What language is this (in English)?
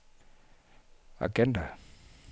Danish